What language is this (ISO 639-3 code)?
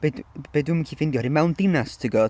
cym